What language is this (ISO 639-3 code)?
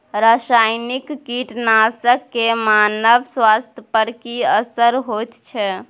mai